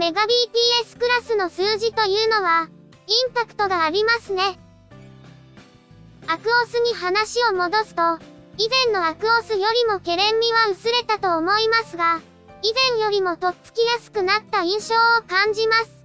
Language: Japanese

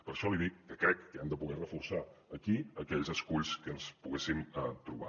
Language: Catalan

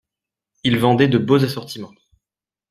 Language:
French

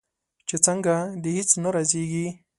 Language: Pashto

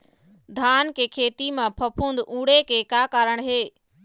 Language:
Chhattisgarhi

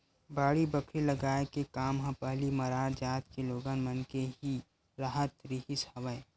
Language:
Chhattisgarhi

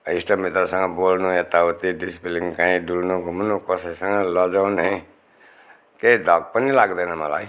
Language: Nepali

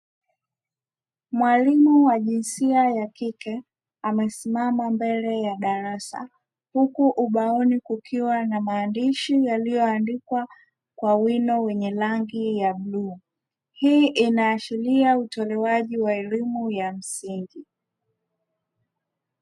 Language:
Swahili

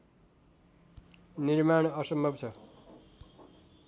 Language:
Nepali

